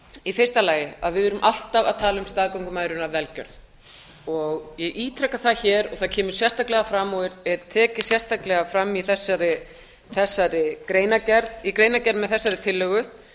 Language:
Icelandic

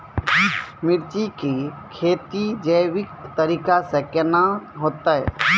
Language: Maithili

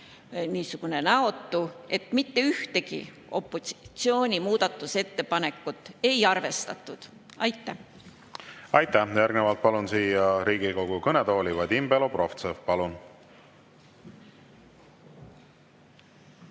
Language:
Estonian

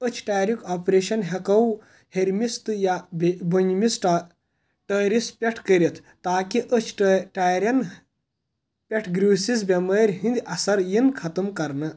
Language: Kashmiri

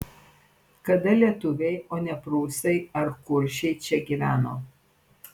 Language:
Lithuanian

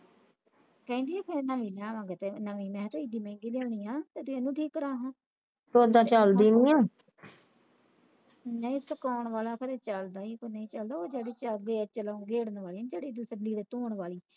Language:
Punjabi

